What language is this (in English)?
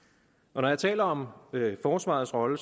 Danish